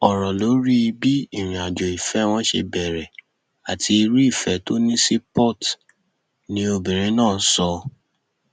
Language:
Yoruba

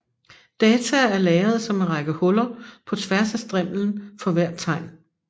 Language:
Danish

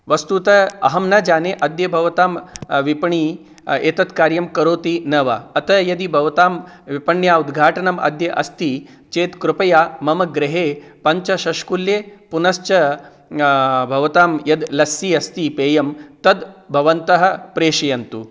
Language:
Sanskrit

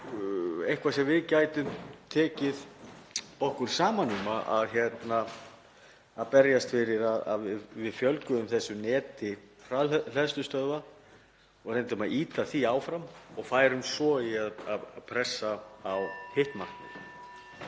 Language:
Icelandic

